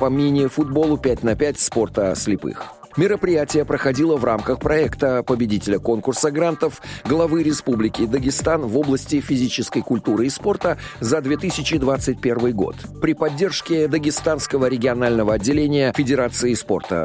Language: Russian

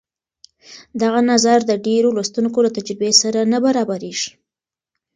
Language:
Pashto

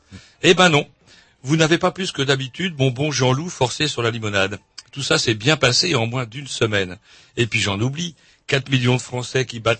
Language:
French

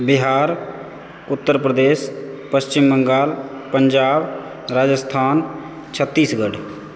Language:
Maithili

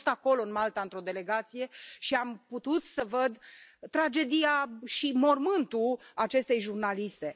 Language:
Romanian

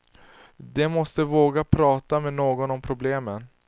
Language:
Swedish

